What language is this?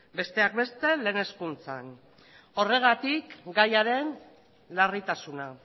Basque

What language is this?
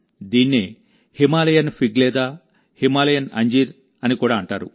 Telugu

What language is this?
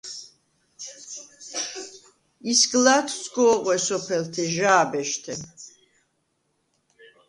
Svan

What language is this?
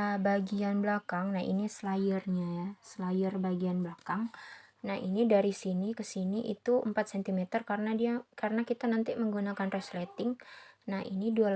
Indonesian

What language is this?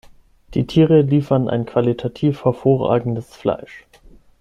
German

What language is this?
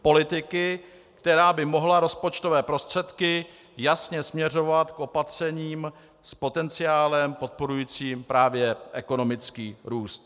Czech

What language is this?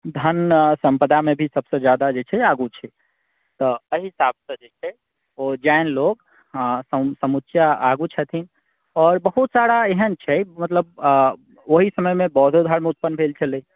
Maithili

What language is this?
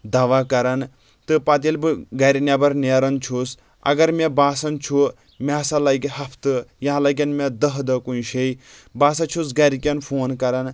Kashmiri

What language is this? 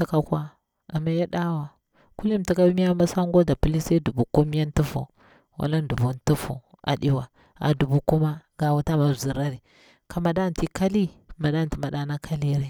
Bura-Pabir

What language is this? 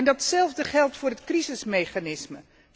Dutch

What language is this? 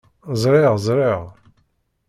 Kabyle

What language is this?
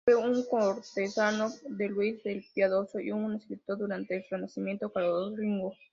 Spanish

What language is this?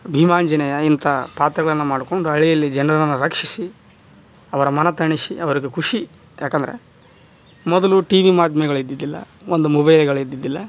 Kannada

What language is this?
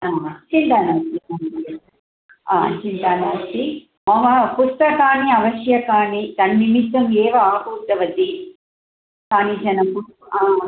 Sanskrit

